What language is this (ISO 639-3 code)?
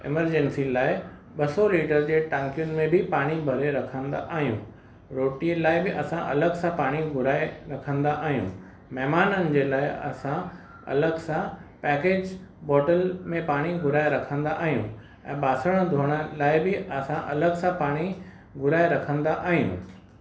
snd